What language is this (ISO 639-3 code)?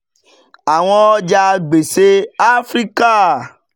yor